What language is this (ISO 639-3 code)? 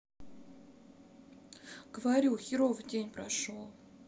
rus